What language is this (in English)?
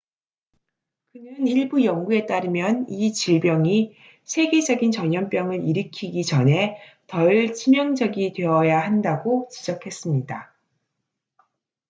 Korean